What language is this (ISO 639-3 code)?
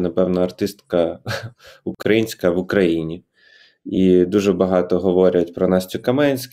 ukr